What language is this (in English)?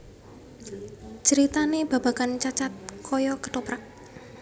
Javanese